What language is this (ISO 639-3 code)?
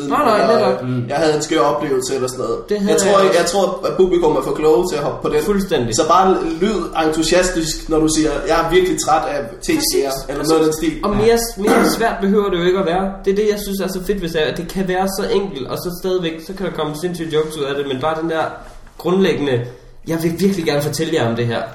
dan